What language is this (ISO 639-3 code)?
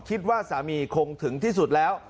tha